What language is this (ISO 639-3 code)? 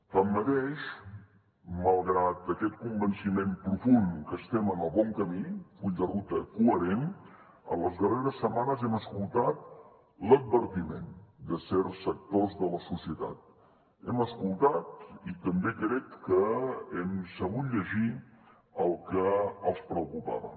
cat